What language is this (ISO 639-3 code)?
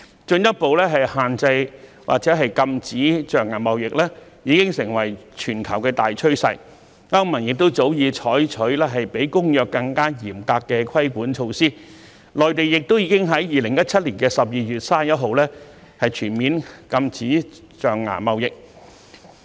yue